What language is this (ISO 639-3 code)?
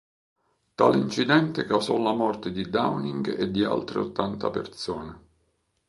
ita